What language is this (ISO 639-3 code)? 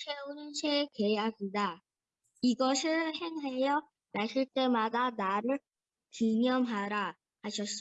kor